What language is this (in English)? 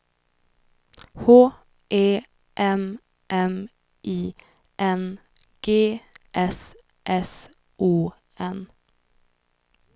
Swedish